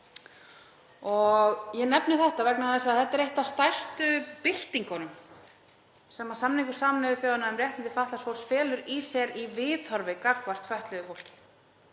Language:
Icelandic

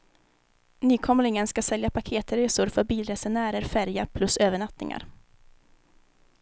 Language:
Swedish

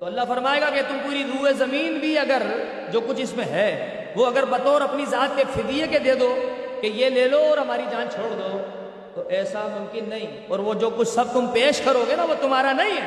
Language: Urdu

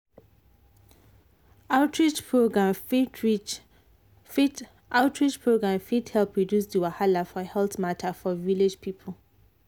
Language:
Nigerian Pidgin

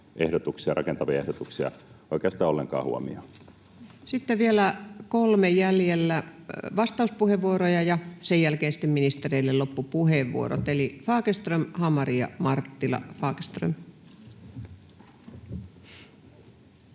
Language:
Finnish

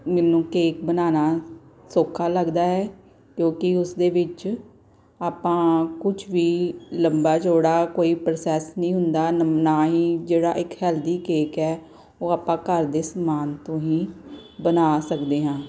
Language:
Punjabi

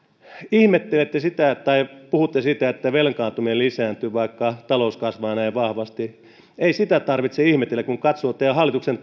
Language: Finnish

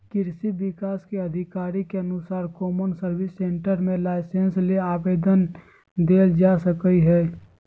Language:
Magahi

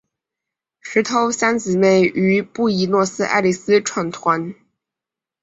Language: Chinese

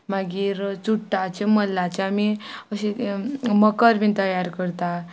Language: Konkani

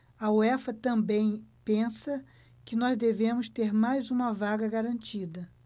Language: Portuguese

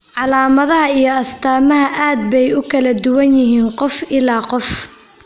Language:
Somali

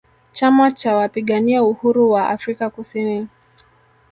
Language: Swahili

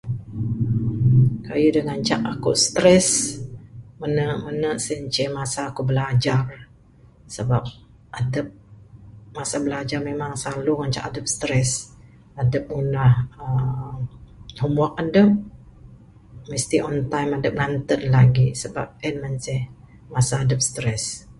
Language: Bukar-Sadung Bidayuh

